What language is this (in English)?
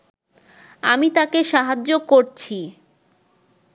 Bangla